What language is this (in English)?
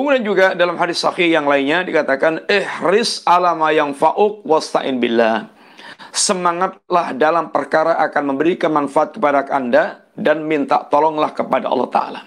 Indonesian